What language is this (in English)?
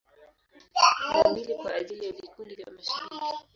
Swahili